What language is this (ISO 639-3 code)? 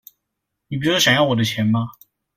zho